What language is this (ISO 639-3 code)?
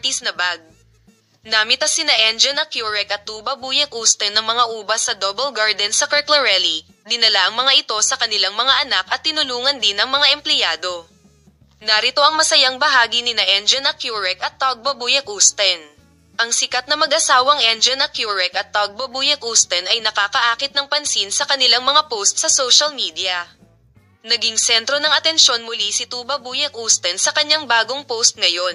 fil